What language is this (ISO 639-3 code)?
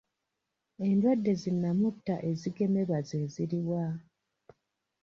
lug